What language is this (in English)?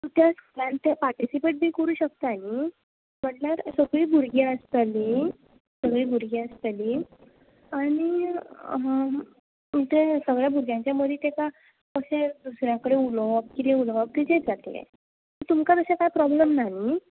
Konkani